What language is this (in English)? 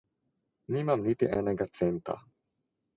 Slovenian